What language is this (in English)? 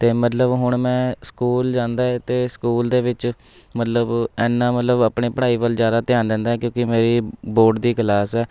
Punjabi